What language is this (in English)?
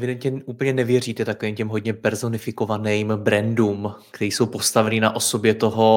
Czech